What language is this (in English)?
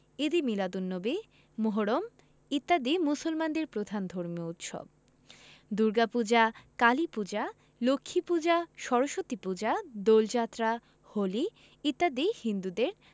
Bangla